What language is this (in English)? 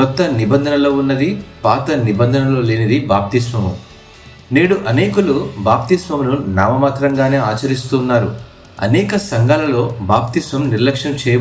Telugu